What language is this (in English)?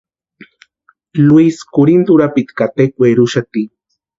Western Highland Purepecha